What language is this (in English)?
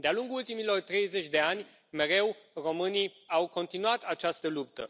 Romanian